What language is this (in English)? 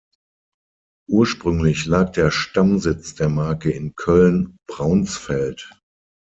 German